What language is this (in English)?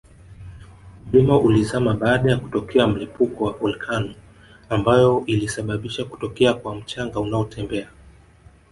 Swahili